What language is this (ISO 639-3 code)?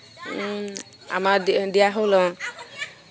asm